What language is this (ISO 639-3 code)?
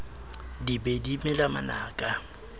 sot